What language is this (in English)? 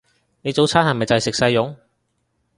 Cantonese